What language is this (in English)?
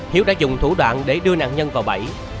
Vietnamese